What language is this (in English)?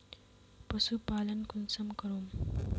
Magahi